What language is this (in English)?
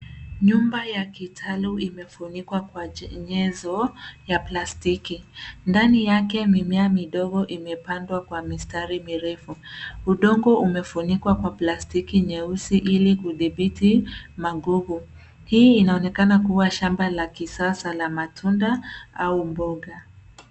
Swahili